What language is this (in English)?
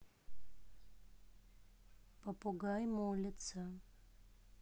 Russian